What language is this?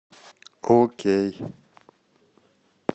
Russian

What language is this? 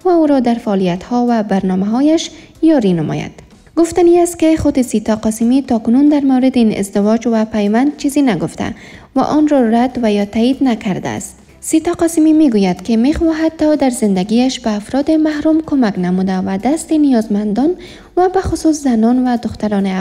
Persian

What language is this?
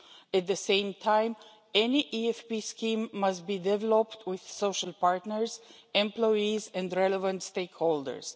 English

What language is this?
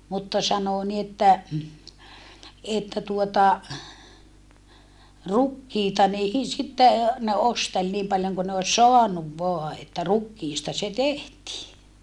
Finnish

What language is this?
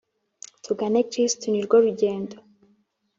Kinyarwanda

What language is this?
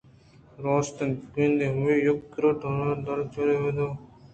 Eastern Balochi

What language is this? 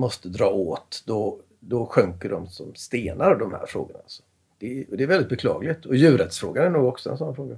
Swedish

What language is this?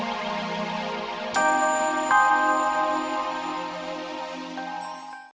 Indonesian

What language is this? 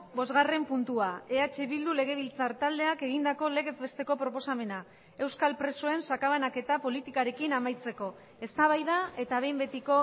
Basque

